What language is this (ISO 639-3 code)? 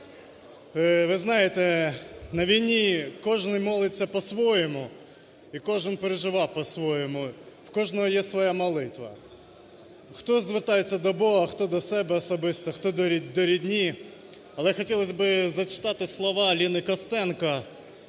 ukr